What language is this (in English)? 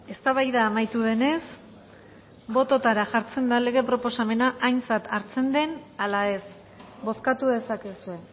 Basque